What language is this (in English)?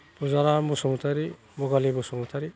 Bodo